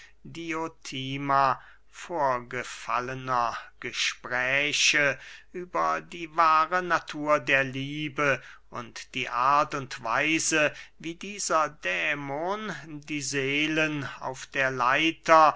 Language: German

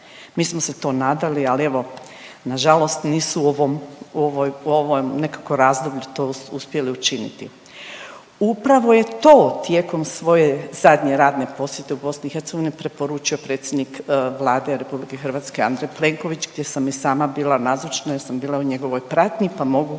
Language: Croatian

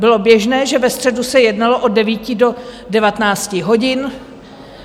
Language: Czech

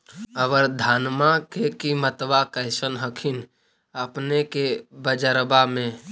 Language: Magahi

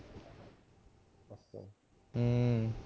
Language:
Punjabi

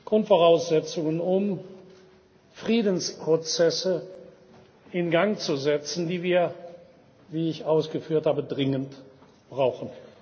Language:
German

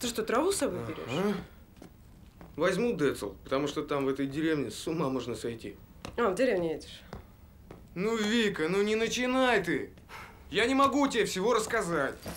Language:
Russian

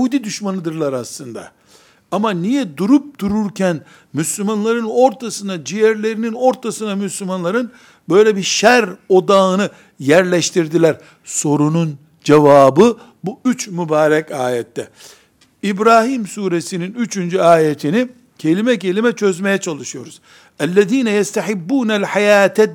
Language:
Turkish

